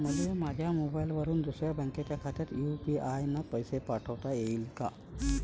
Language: Marathi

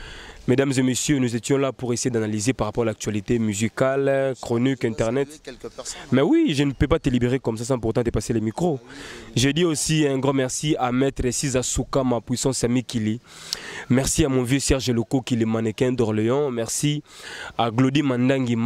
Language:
French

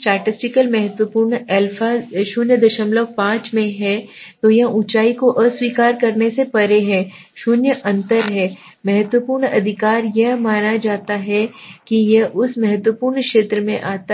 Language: Hindi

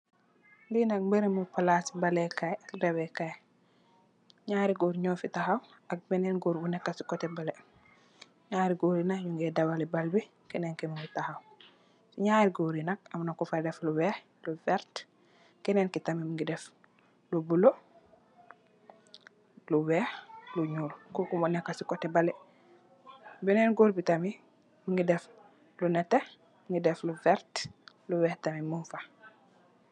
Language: Wolof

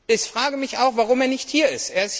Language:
German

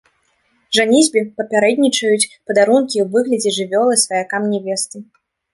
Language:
Belarusian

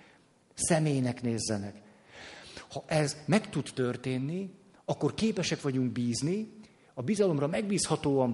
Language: Hungarian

